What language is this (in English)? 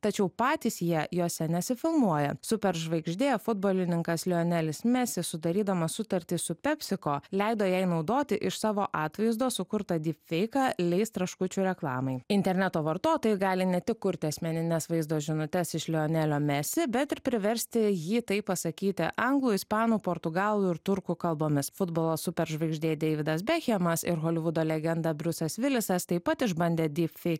Lithuanian